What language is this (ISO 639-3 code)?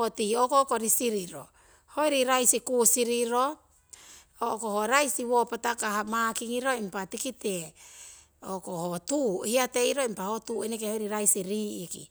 siw